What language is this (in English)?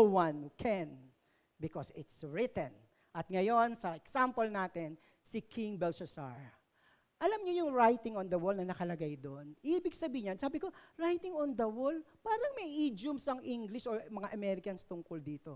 Filipino